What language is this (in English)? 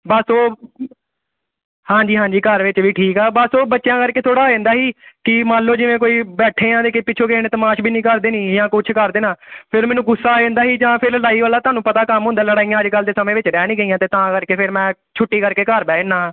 Punjabi